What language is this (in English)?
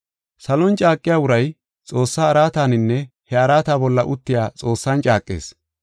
Gofa